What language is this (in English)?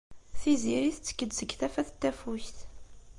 Kabyle